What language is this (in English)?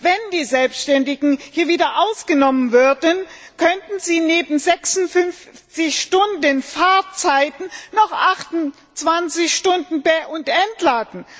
German